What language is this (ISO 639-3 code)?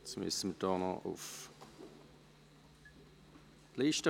gsw